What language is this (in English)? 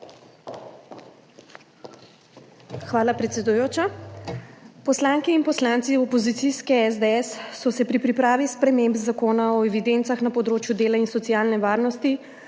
Slovenian